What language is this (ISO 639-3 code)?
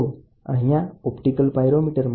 guj